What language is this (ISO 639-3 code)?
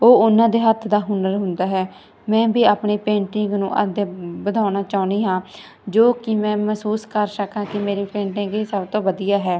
pan